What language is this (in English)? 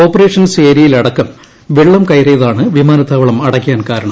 Malayalam